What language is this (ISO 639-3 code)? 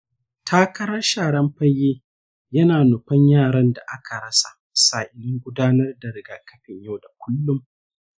hau